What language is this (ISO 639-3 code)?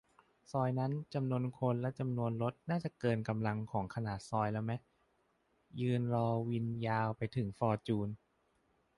tha